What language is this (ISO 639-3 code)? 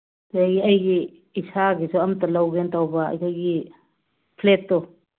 mni